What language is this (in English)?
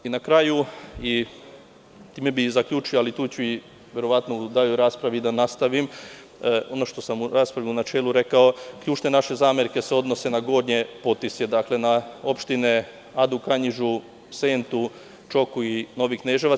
Serbian